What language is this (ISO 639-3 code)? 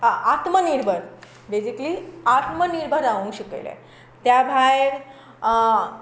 kok